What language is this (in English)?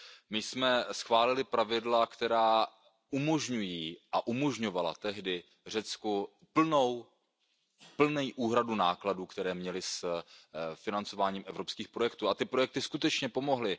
Czech